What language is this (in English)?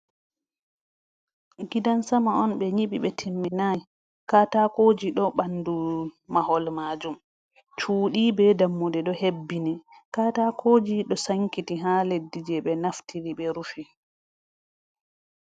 Fula